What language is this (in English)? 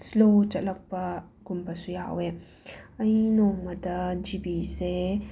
Manipuri